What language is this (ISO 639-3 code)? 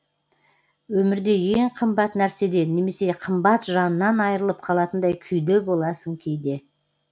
kaz